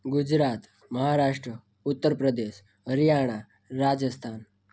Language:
Gujarati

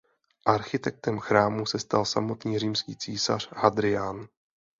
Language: Czech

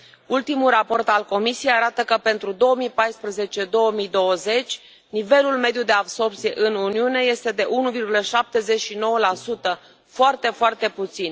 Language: Romanian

